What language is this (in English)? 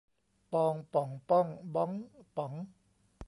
Thai